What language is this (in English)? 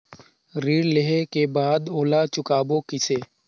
Chhattisgarhi